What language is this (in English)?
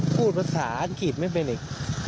Thai